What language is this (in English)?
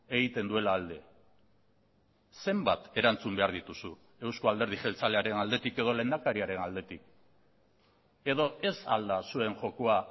Basque